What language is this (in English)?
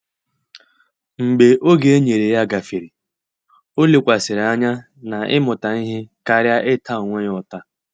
Igbo